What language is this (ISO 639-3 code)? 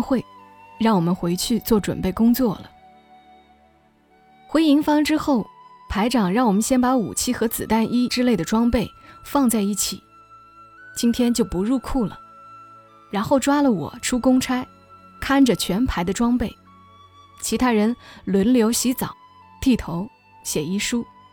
zho